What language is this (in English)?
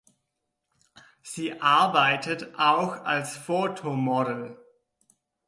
German